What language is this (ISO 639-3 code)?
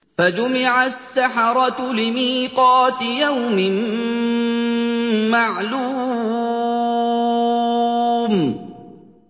ara